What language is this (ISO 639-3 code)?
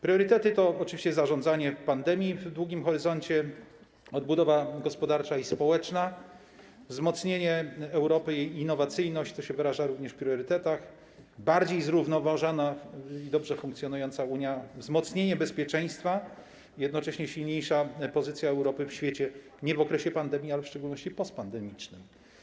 pol